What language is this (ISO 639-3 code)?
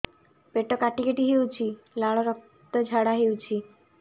ori